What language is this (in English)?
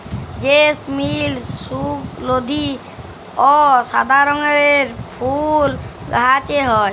Bangla